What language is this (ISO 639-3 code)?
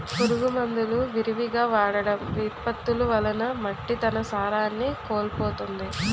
tel